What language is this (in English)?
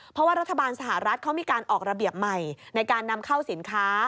Thai